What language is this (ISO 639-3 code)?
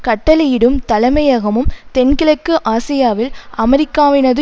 tam